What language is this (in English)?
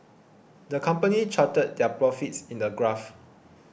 English